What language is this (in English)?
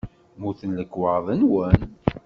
Kabyle